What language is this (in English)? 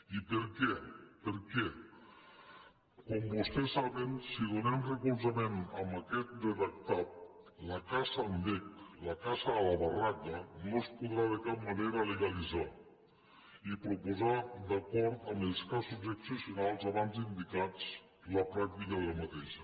Catalan